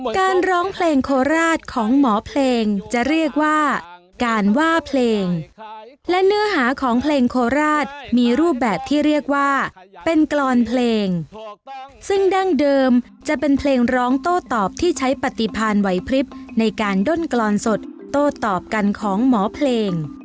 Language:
Thai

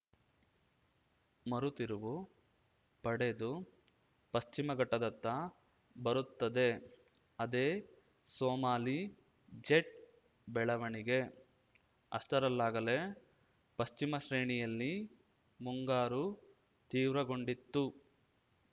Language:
Kannada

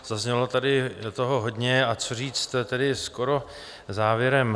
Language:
Czech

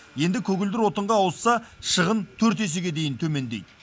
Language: Kazakh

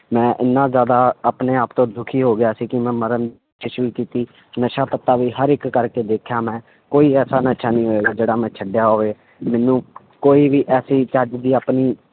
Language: Punjabi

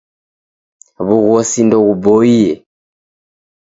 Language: Taita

